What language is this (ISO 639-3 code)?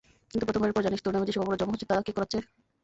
ben